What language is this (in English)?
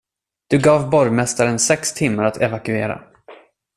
Swedish